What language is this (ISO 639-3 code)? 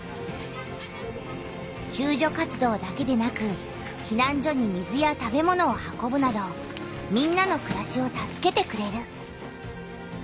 jpn